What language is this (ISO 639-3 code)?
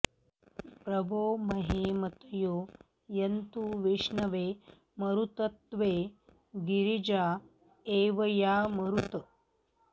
san